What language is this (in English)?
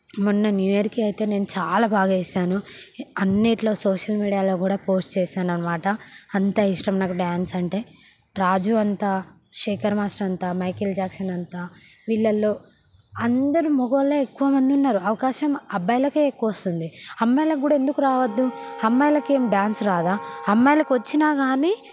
Telugu